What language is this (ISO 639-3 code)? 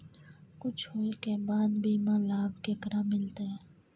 mai